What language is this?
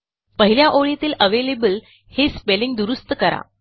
Marathi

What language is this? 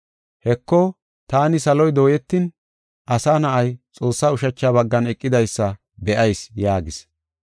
Gofa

